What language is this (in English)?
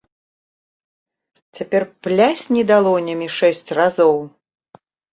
Belarusian